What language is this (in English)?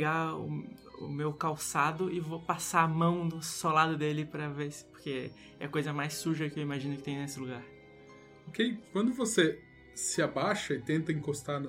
Portuguese